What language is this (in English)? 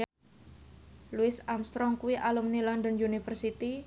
Javanese